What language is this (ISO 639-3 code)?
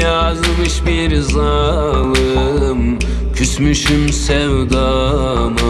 tur